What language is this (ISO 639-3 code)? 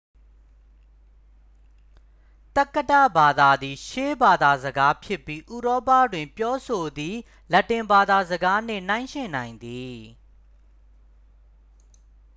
mya